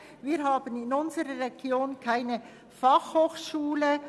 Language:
Swiss German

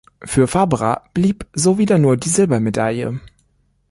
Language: German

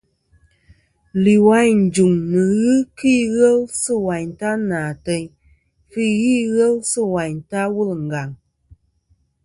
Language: Kom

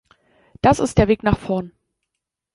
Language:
German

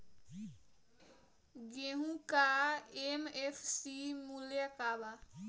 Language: Bhojpuri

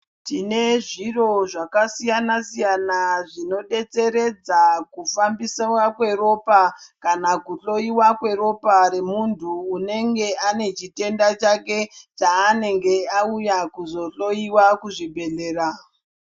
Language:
Ndau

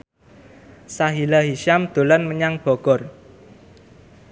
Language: Javanese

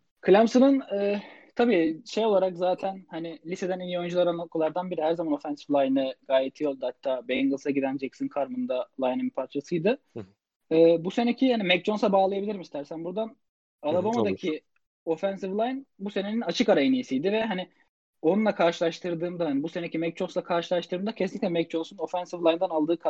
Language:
Turkish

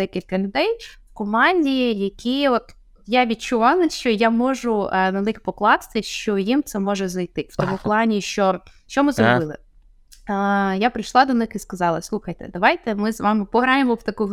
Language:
Ukrainian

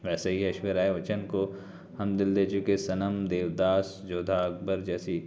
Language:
Urdu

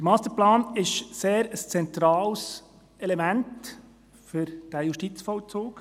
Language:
Swiss German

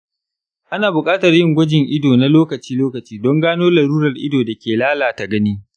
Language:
Hausa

